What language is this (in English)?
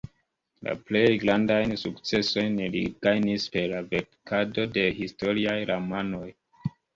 Esperanto